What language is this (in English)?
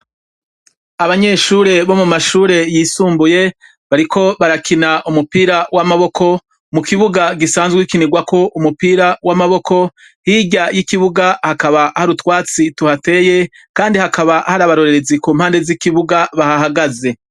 Rundi